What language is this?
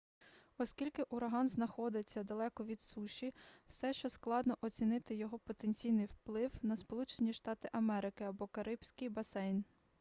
Ukrainian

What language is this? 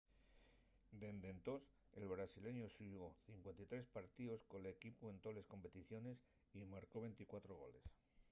Asturian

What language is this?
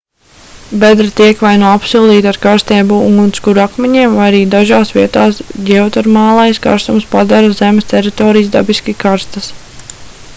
Latvian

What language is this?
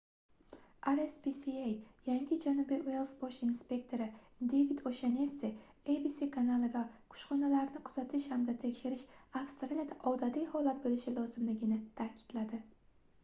Uzbek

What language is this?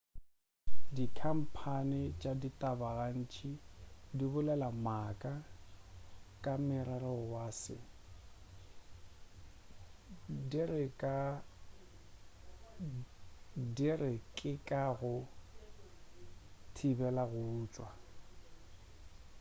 Northern Sotho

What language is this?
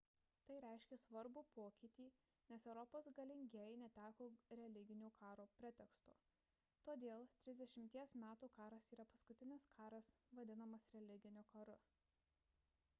Lithuanian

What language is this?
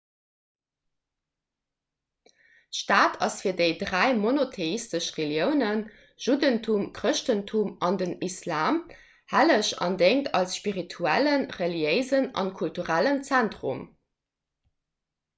Luxembourgish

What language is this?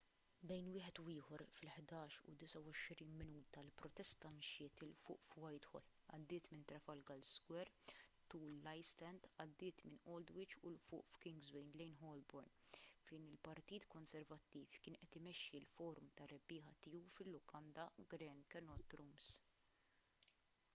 Maltese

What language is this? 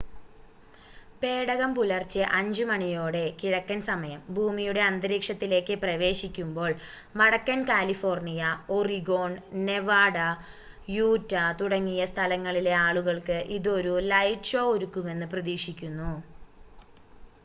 Malayalam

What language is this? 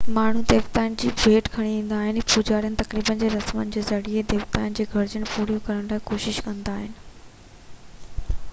Sindhi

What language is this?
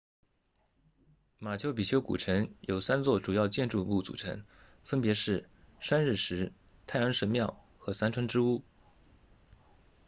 Chinese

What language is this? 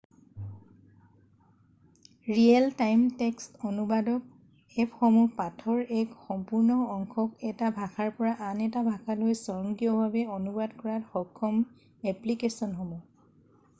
Assamese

